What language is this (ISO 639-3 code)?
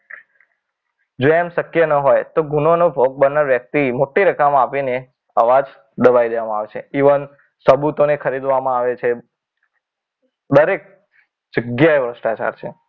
guj